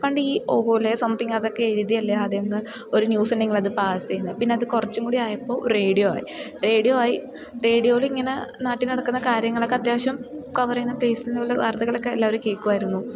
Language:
Malayalam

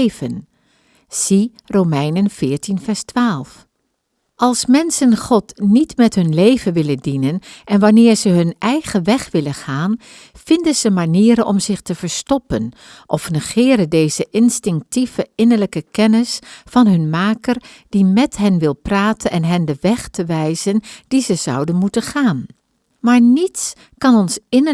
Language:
Dutch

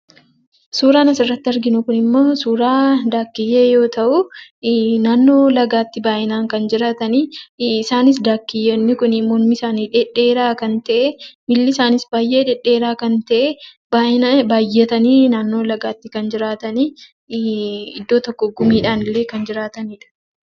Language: Oromo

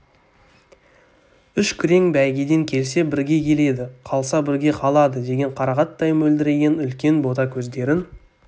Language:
Kazakh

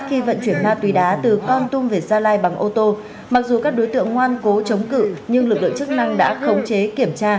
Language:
Vietnamese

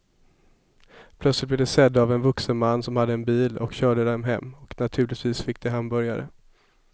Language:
Swedish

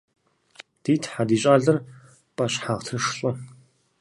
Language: Kabardian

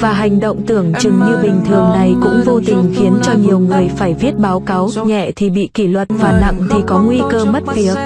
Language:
Vietnamese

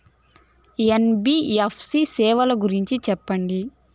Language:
Telugu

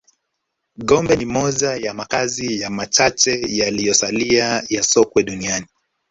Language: Swahili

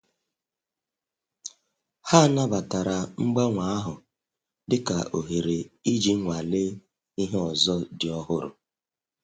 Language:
Igbo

